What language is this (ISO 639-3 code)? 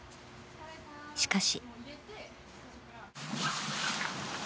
jpn